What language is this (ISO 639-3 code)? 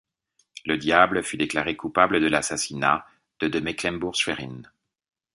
fra